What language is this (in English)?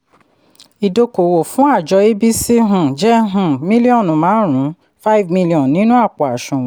Yoruba